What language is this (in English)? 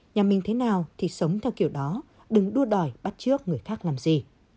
Vietnamese